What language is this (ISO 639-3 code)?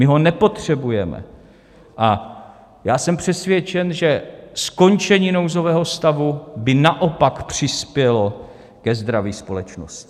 ces